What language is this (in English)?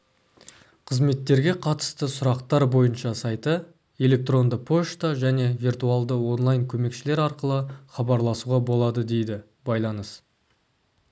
Kazakh